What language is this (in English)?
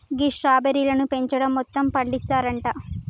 Telugu